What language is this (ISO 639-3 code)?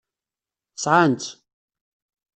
kab